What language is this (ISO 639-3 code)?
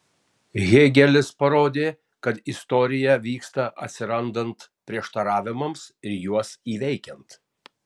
lit